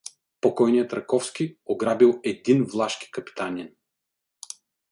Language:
Bulgarian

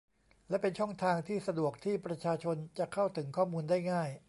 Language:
Thai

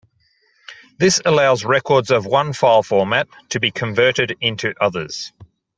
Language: English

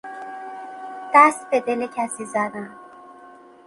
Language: Persian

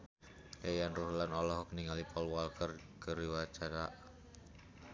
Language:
Sundanese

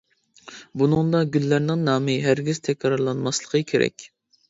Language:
Uyghur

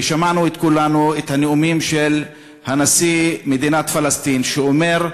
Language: Hebrew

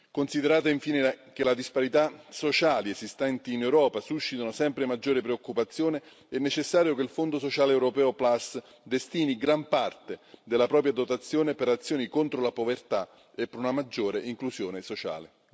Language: Italian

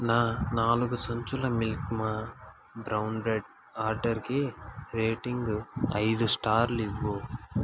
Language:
Telugu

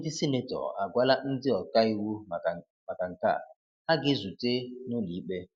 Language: Igbo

